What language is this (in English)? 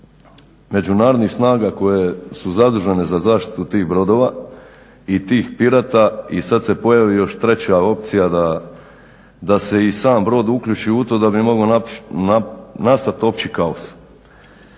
Croatian